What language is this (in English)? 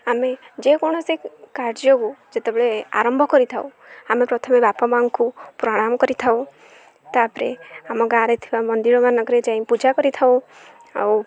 Odia